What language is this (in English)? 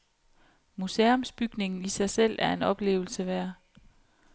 Danish